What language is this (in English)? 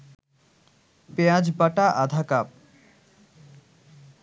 Bangla